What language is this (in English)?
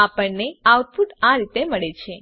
Gujarati